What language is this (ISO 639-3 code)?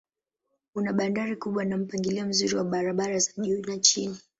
swa